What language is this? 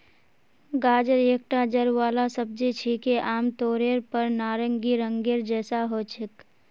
Magahi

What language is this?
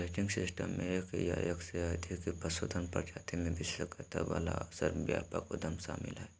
Magahi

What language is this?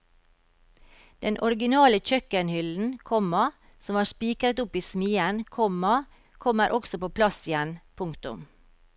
Norwegian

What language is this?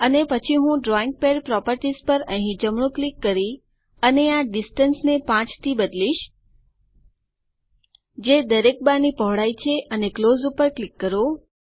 Gujarati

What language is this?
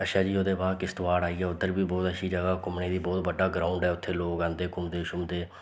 Dogri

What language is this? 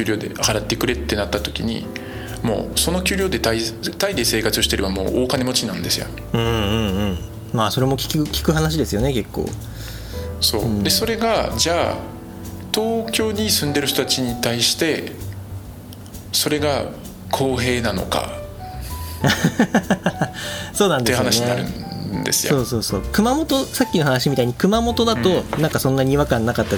Japanese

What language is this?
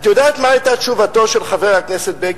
Hebrew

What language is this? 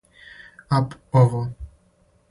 Serbian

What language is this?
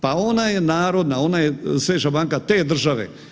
Croatian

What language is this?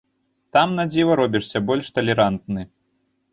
Belarusian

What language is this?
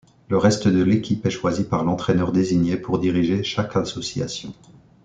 French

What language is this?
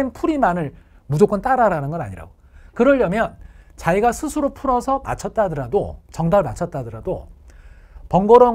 Korean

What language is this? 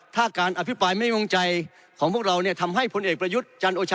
Thai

